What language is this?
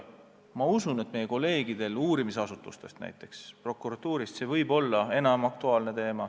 Estonian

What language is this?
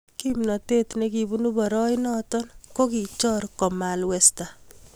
Kalenjin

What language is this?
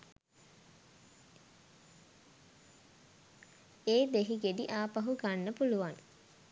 Sinhala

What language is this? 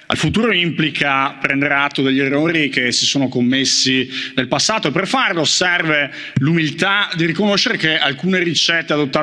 Italian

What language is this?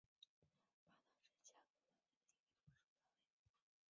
Chinese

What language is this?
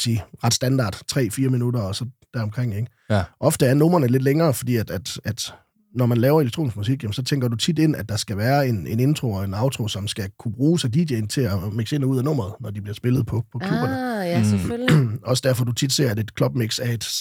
Danish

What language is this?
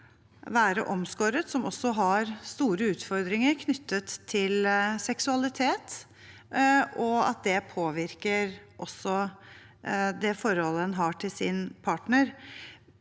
Norwegian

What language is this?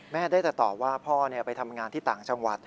Thai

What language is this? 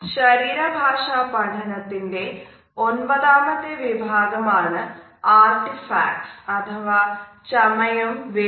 Malayalam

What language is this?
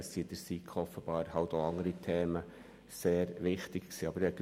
Swiss German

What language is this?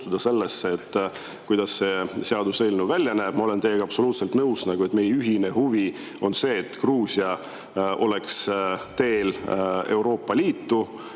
Estonian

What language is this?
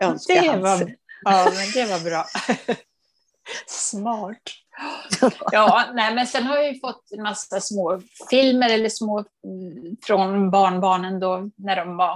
Swedish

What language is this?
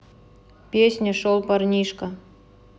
Russian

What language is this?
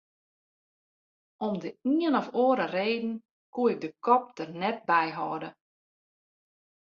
Western Frisian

